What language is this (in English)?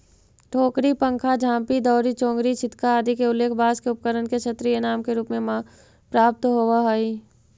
Magahi